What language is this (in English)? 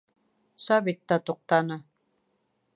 Bashkir